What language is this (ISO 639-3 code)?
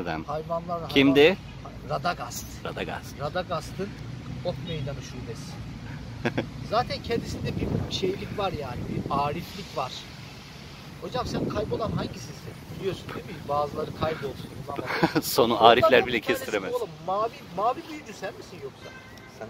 tur